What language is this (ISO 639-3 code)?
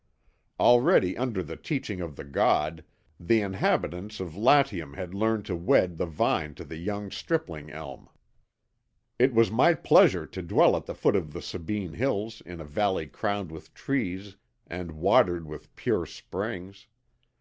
eng